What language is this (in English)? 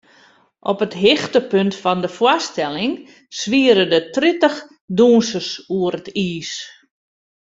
Western Frisian